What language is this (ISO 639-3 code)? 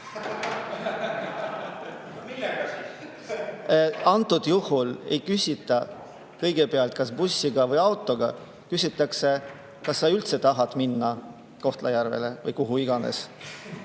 est